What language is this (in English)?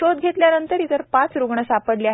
Marathi